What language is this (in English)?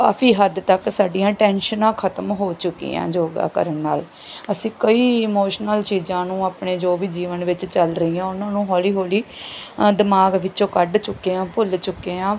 Punjabi